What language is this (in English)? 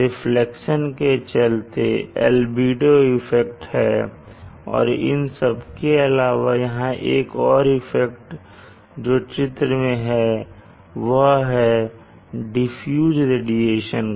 Hindi